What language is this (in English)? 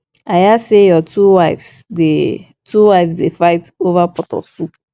Nigerian Pidgin